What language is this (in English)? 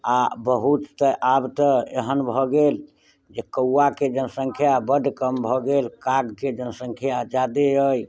Maithili